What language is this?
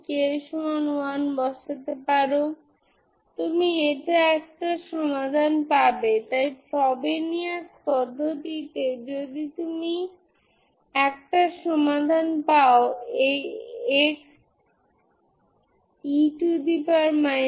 Bangla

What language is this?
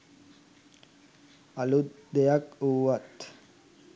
Sinhala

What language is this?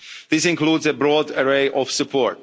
English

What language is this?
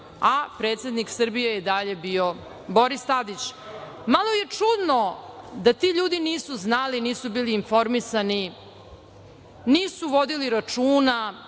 Serbian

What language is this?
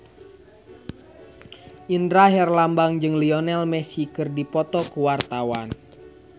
Sundanese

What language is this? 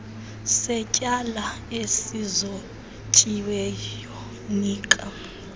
Xhosa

